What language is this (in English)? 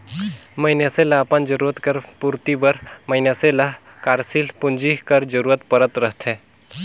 Chhattisgarhi